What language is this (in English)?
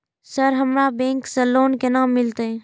Maithili